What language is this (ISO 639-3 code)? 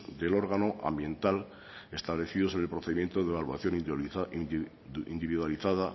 spa